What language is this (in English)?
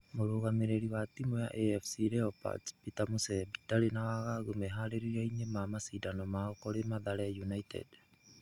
Kikuyu